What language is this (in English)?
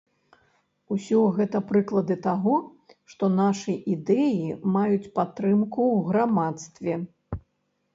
Belarusian